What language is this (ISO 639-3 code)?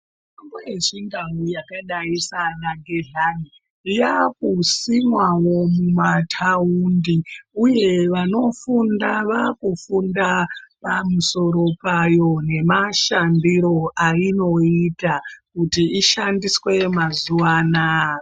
ndc